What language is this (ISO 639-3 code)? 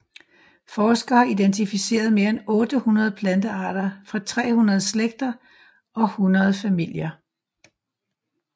dan